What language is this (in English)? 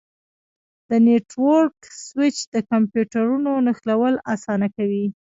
Pashto